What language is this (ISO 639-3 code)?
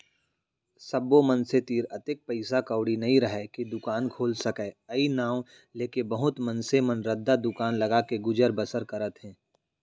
hne